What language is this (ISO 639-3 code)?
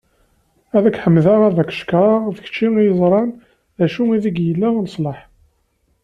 kab